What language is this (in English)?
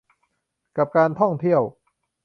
Thai